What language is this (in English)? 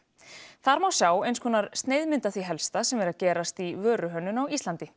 Icelandic